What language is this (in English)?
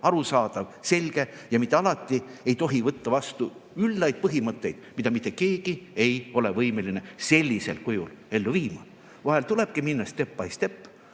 Estonian